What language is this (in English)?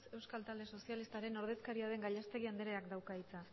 Basque